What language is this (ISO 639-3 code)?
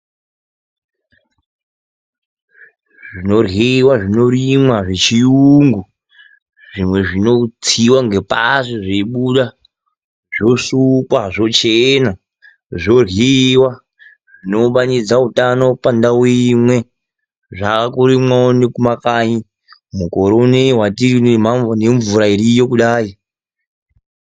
ndc